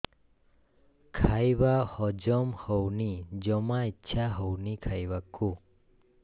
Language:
Odia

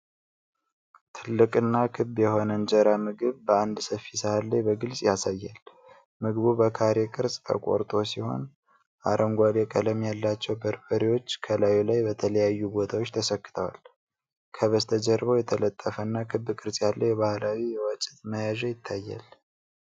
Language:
Amharic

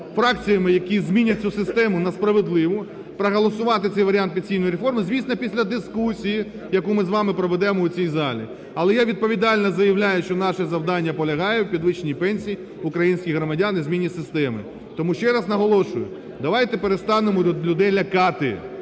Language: Ukrainian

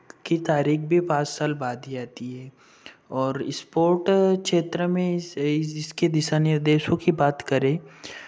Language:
Hindi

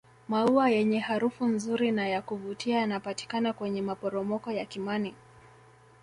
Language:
Swahili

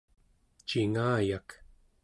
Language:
Central Yupik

